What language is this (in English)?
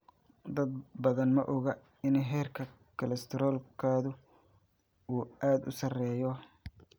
Somali